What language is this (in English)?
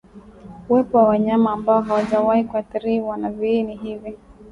Swahili